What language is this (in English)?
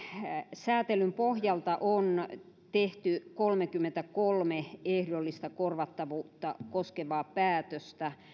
Finnish